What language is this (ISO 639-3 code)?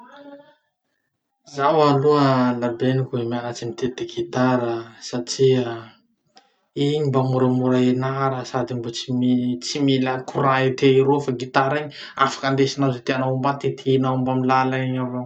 msh